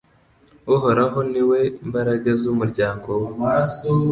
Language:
Kinyarwanda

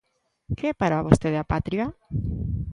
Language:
Galician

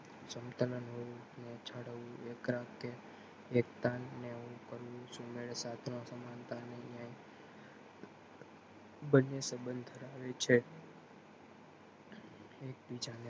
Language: Gujarati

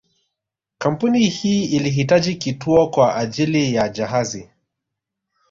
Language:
Swahili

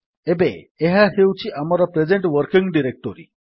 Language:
Odia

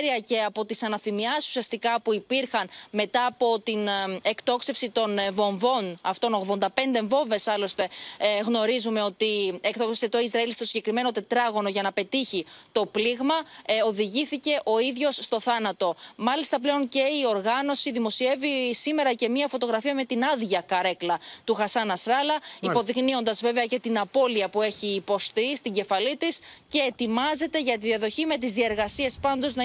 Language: Greek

